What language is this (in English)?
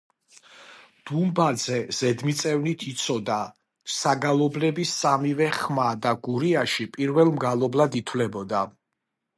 Georgian